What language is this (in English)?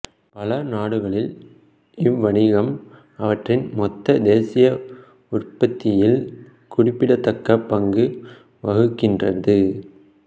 Tamil